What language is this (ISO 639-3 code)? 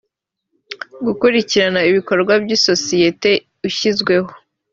kin